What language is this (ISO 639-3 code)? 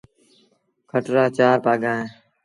sbn